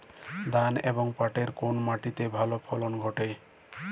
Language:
Bangla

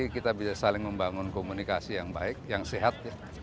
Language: Indonesian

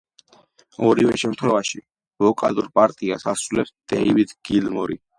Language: Georgian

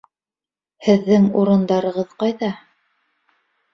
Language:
Bashkir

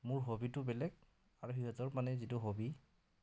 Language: Assamese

